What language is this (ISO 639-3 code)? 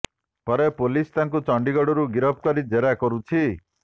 ori